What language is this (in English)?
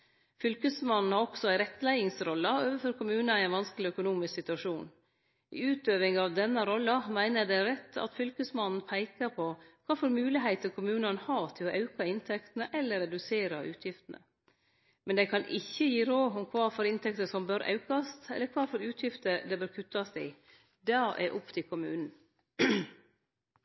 Norwegian Nynorsk